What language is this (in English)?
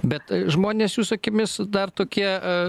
Lithuanian